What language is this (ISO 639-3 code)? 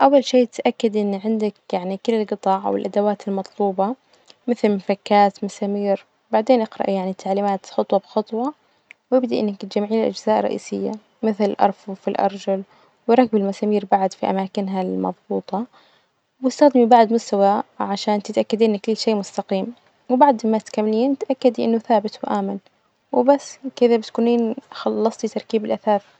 ars